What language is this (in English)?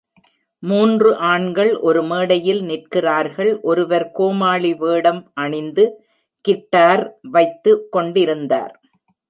Tamil